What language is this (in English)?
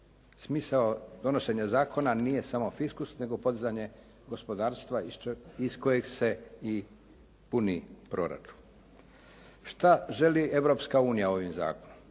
Croatian